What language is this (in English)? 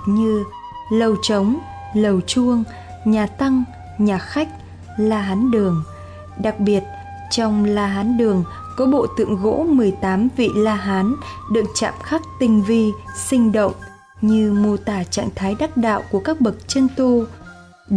Vietnamese